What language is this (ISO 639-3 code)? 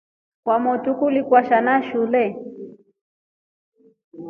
rof